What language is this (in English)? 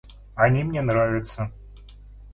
Russian